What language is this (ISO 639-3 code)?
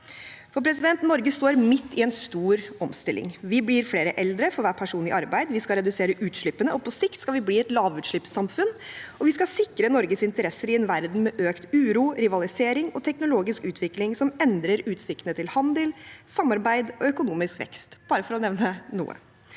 nor